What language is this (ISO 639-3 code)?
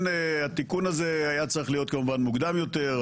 heb